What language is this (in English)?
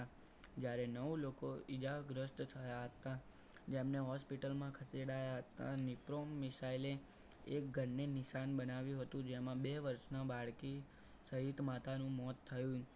Gujarati